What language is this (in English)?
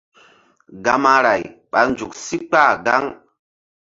Mbum